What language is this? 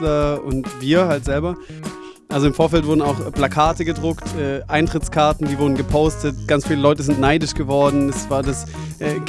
German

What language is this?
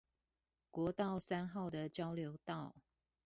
Chinese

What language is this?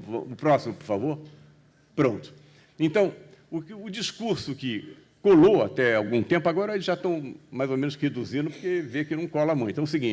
Portuguese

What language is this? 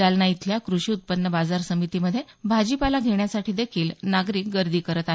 Marathi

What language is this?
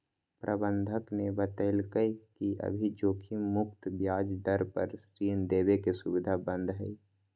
Magahi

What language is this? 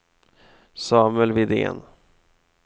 Swedish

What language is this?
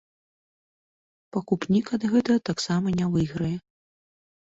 Belarusian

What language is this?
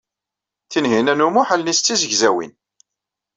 Kabyle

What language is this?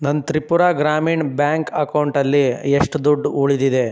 Kannada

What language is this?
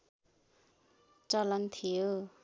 Nepali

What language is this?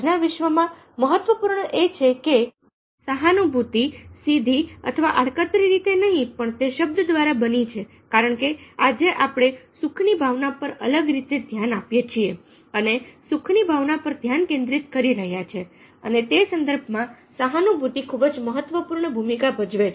Gujarati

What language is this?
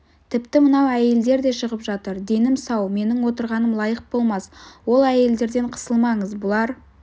Kazakh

